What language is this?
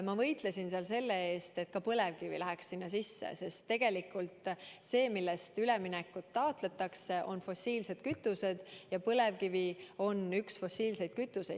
Estonian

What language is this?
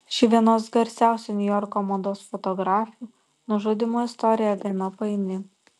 Lithuanian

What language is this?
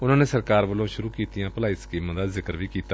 Punjabi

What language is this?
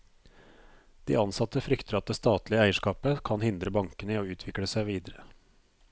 Norwegian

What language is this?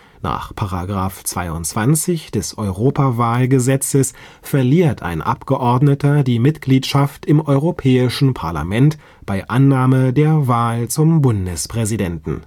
German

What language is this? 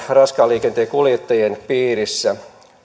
Finnish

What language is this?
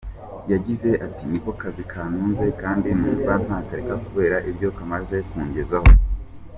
Kinyarwanda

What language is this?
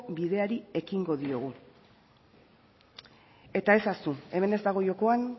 Basque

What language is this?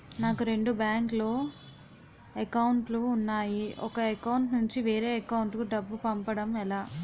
Telugu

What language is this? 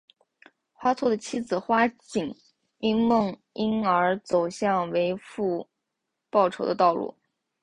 Chinese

